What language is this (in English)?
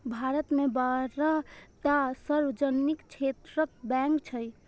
Maithili